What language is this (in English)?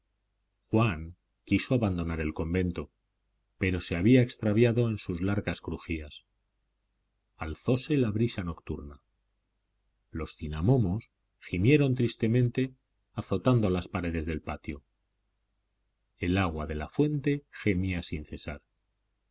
Spanish